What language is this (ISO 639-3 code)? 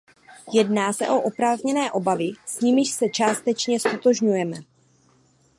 ces